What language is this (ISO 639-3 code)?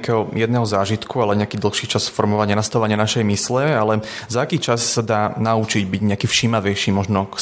slk